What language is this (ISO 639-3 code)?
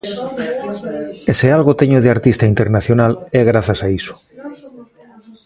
glg